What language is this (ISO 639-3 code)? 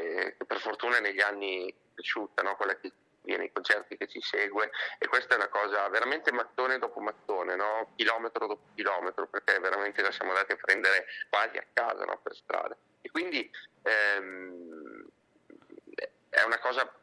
ita